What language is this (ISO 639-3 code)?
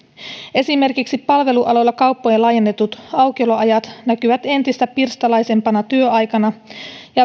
fin